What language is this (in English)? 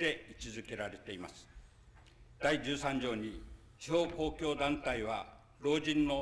Japanese